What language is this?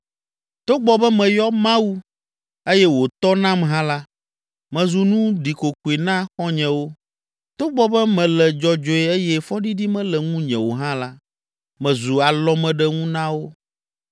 Ewe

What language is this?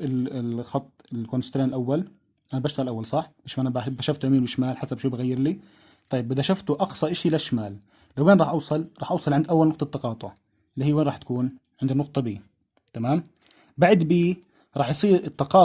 Arabic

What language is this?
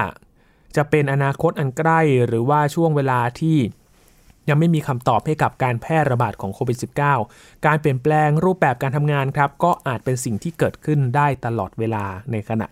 Thai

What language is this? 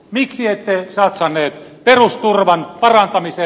Finnish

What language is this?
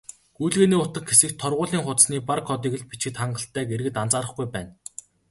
Mongolian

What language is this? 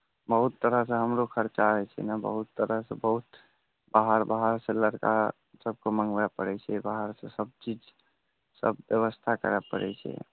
Maithili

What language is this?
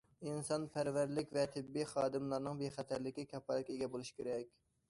Uyghur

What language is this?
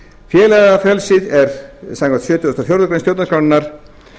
Icelandic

